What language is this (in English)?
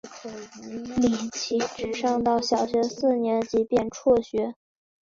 Chinese